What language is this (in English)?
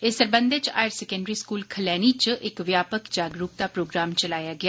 Dogri